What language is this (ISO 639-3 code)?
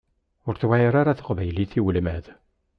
kab